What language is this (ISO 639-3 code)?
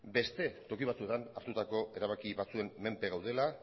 eus